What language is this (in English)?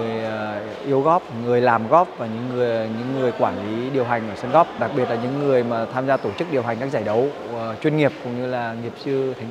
Vietnamese